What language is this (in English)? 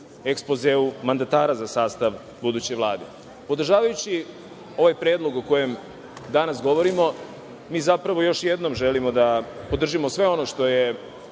Serbian